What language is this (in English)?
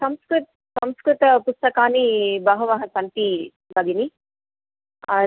Sanskrit